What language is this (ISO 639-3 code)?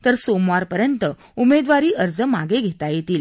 mar